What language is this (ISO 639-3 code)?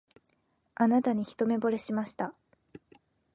jpn